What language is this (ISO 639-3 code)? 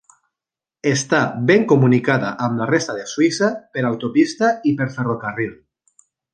cat